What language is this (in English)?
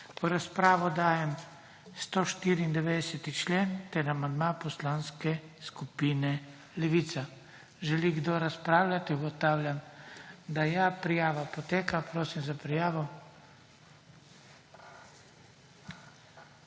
Slovenian